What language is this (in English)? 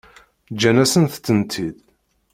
Kabyle